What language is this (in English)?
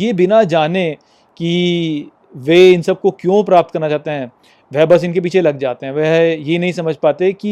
Hindi